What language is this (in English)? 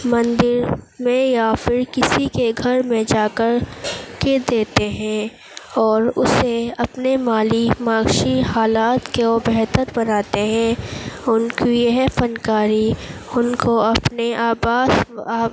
Urdu